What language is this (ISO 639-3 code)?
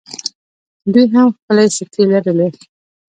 pus